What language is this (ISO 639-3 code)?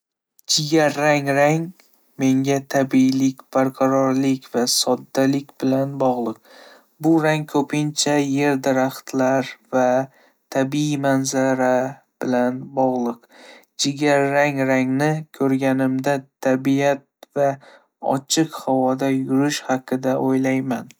uzb